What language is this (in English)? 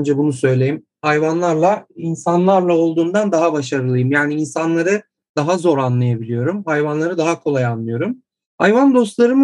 Turkish